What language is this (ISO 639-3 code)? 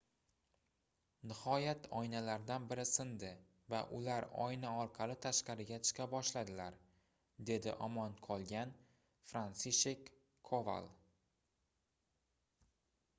uzb